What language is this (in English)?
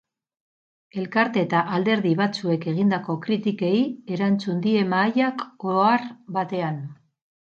Basque